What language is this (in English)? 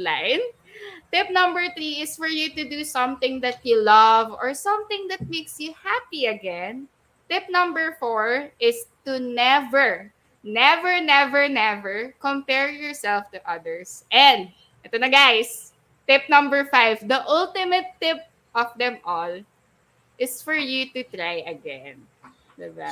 Filipino